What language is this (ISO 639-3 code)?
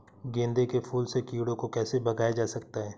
hin